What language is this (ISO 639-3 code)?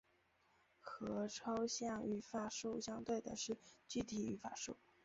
zho